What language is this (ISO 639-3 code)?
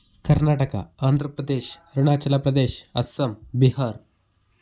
kan